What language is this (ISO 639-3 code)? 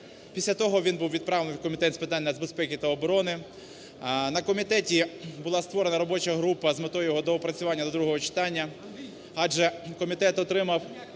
ukr